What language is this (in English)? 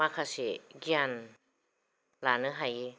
Bodo